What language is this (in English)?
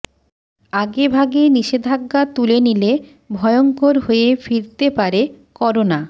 Bangla